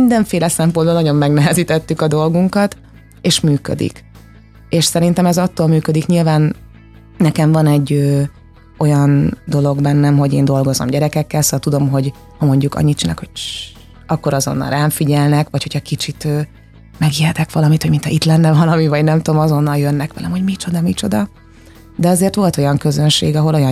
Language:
Hungarian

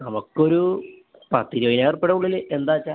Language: Malayalam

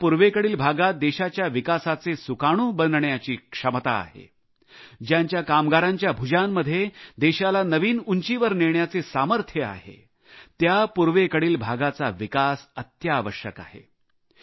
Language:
Marathi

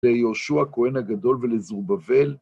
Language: Hebrew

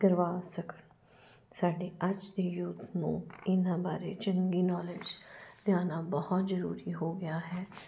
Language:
Punjabi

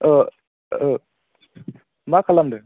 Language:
Bodo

